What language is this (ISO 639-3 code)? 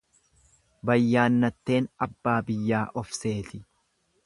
orm